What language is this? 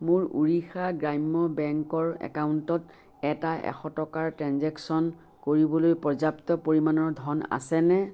Assamese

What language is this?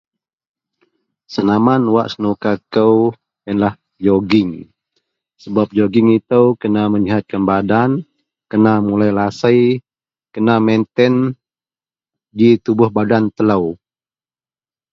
Central Melanau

